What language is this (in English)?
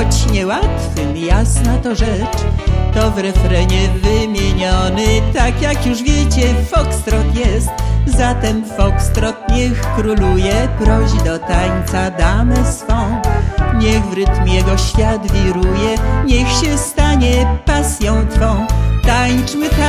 Polish